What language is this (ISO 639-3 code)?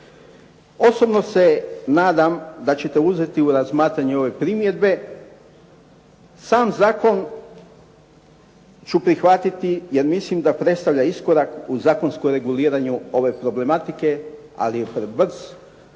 hrv